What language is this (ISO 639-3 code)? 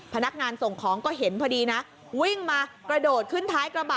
tha